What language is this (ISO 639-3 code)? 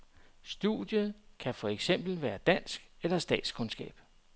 dan